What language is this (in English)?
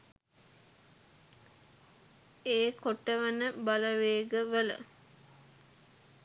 Sinhala